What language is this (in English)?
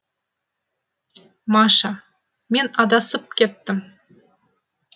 Kazakh